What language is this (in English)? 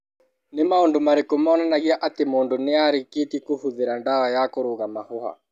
Kikuyu